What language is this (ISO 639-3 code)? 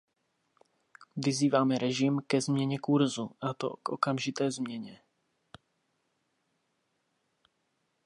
ces